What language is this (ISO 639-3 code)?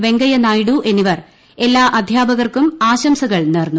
mal